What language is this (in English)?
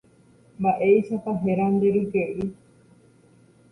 Guarani